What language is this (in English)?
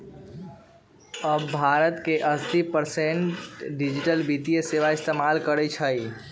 Magahi